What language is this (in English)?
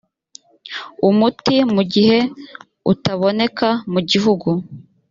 Kinyarwanda